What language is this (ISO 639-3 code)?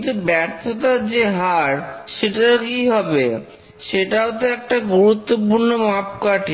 ben